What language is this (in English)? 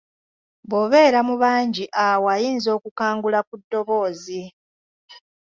Ganda